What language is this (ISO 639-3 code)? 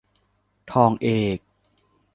tha